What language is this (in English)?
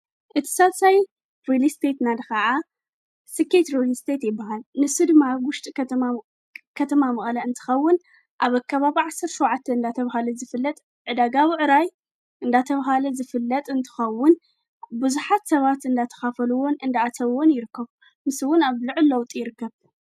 Tigrinya